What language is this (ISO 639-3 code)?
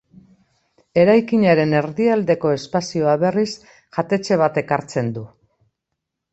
eus